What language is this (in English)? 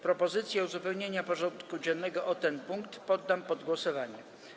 Polish